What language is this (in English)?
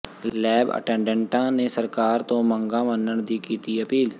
Punjabi